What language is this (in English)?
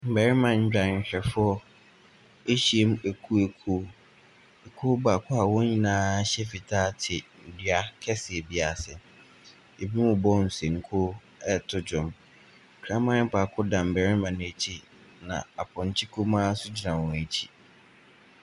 Akan